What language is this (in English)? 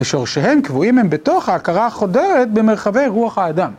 Hebrew